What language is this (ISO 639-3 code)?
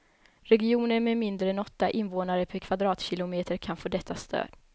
swe